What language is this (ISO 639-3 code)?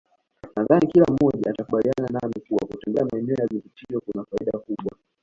swa